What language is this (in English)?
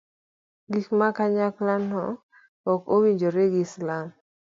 Luo (Kenya and Tanzania)